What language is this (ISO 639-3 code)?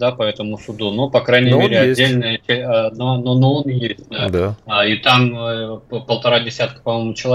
rus